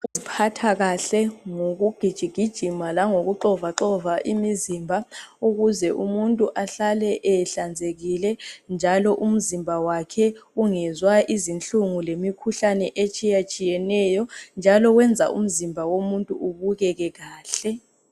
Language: North Ndebele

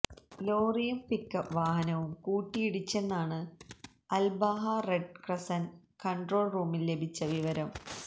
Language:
Malayalam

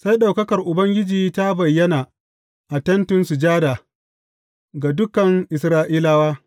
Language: Hausa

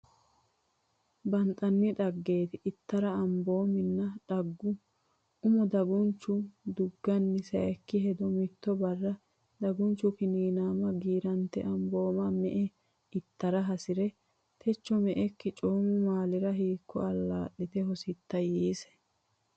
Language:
Sidamo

